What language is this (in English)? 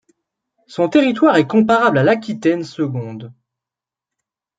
French